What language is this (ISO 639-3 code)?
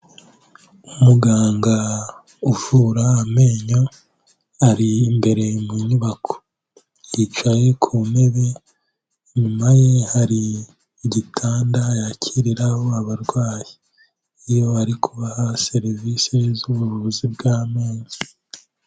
kin